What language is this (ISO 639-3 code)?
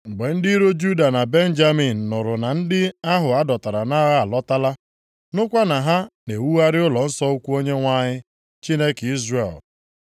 ibo